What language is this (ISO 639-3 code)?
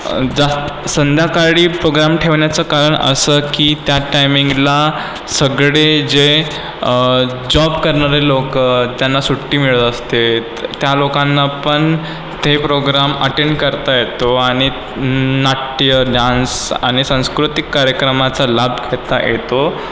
mar